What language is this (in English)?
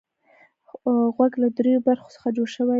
Pashto